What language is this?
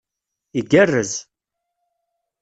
Kabyle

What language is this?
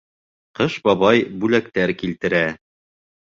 Bashkir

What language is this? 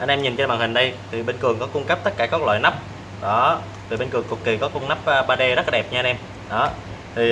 Vietnamese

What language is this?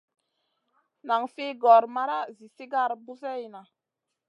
Masana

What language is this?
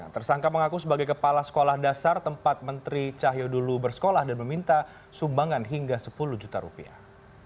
Indonesian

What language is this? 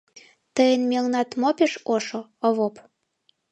Mari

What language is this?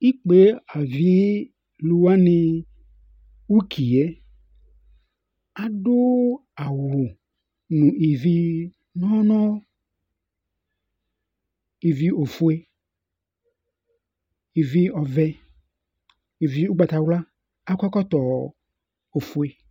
Ikposo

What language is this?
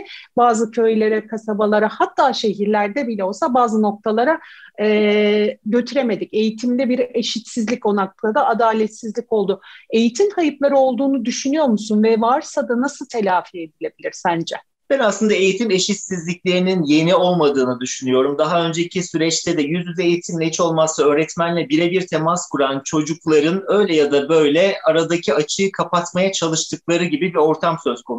Turkish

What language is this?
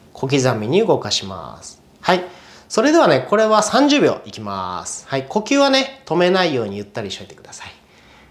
Japanese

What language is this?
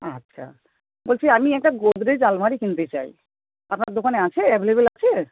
Bangla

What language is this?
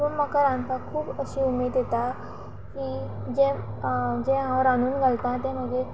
Konkani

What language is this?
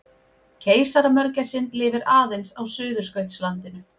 Icelandic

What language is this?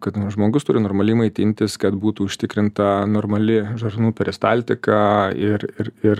Lithuanian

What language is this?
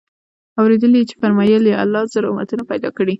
Pashto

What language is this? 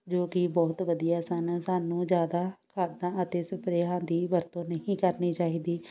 Punjabi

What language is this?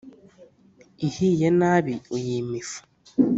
Kinyarwanda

